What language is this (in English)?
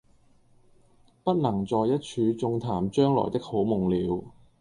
Cantonese